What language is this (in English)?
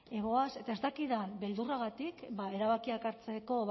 Basque